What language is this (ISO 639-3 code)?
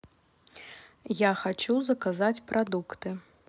rus